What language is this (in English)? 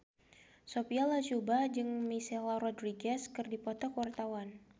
Sundanese